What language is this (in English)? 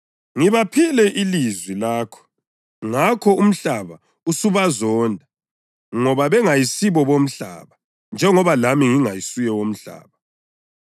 North Ndebele